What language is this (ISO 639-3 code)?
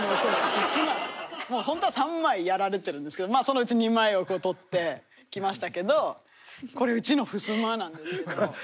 jpn